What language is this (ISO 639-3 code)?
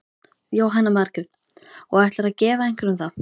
isl